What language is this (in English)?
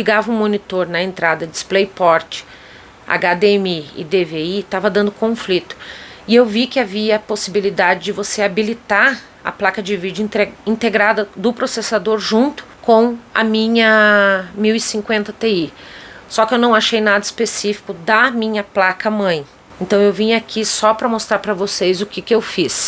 Portuguese